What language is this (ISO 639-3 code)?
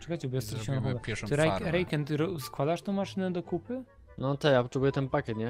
pol